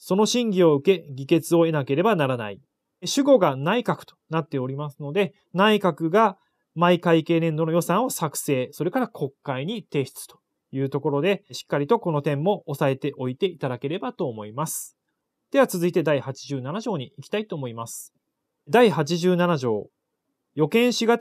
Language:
Japanese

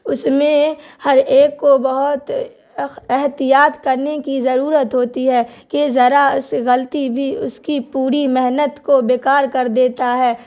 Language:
Urdu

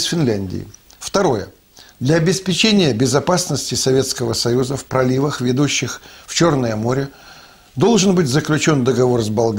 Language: Russian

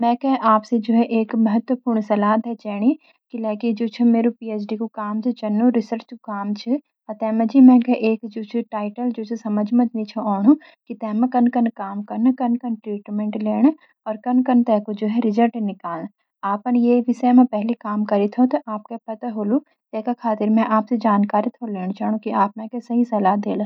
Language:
Garhwali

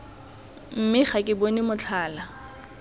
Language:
Tswana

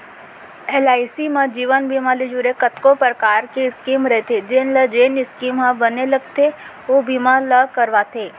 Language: Chhattisgarhi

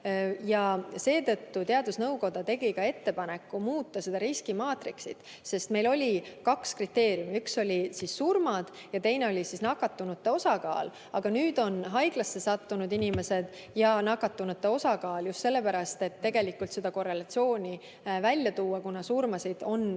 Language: Estonian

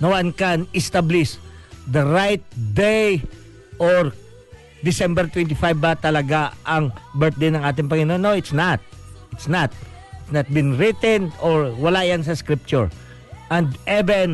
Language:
Filipino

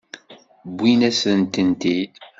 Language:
Kabyle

